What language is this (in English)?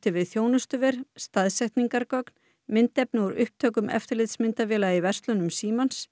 Icelandic